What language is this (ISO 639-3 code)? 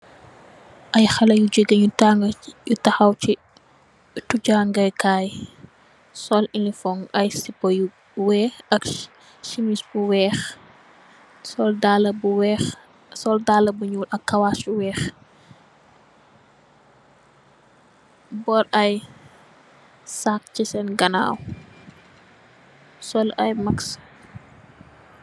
wol